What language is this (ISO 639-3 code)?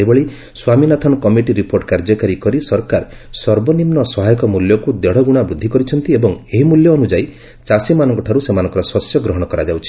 ori